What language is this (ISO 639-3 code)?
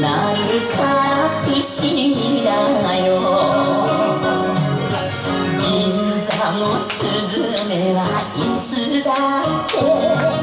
jpn